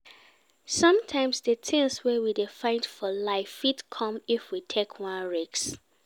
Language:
Nigerian Pidgin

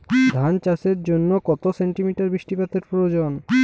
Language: Bangla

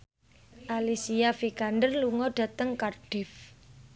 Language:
Javanese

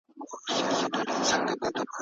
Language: Pashto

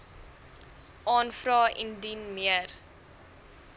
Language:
Afrikaans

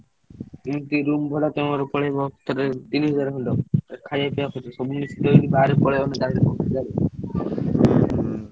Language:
Odia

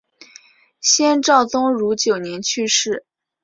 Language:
Chinese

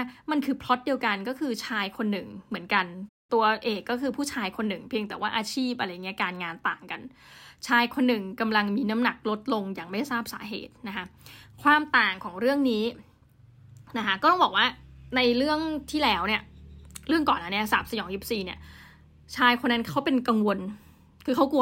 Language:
Thai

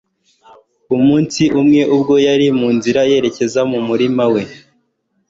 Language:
Kinyarwanda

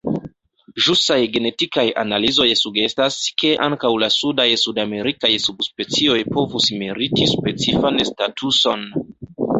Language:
Esperanto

